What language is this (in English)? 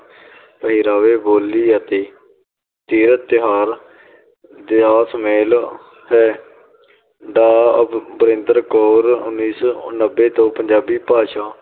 Punjabi